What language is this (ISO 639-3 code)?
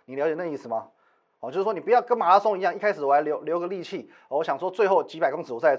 zho